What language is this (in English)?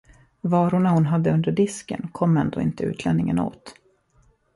Swedish